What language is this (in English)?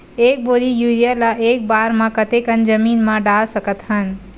Chhattisgarhi